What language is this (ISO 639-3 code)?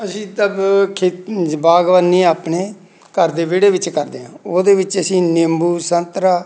pan